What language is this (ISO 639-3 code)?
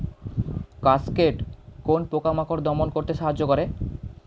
ben